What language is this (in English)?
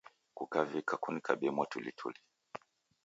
Taita